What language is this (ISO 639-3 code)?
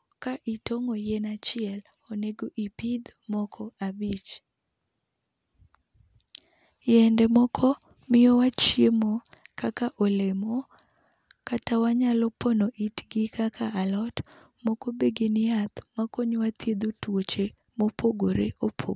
luo